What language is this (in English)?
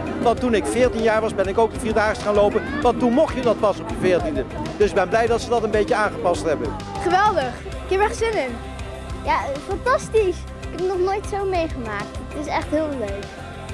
Dutch